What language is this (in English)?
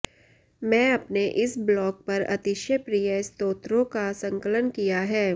Sanskrit